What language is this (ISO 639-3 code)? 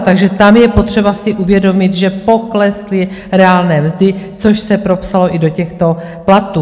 ces